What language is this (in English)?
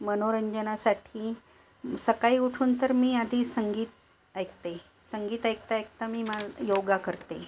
Marathi